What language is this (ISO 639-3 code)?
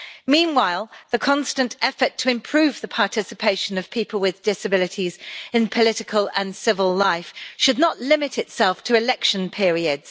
eng